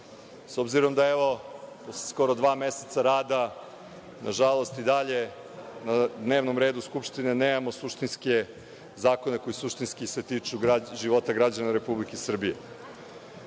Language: Serbian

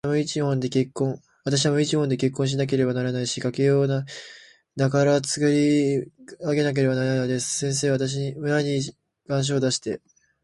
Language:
Japanese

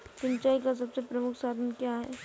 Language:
Hindi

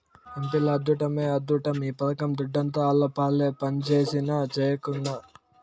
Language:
Telugu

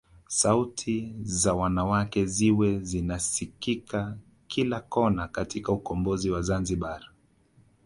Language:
Swahili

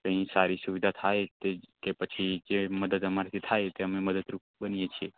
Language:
Gujarati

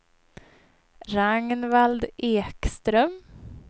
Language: Swedish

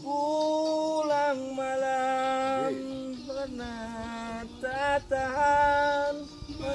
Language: Spanish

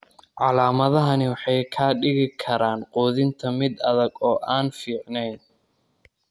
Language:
Somali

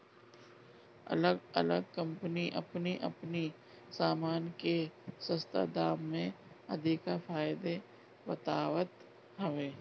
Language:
Bhojpuri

